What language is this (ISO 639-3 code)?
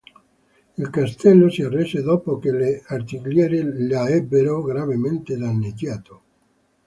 ita